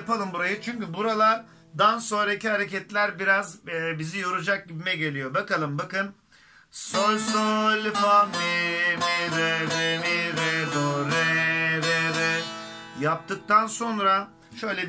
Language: Turkish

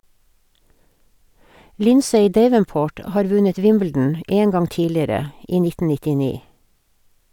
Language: Norwegian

